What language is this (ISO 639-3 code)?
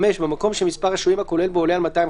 heb